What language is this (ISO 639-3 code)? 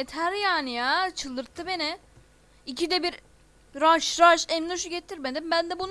tur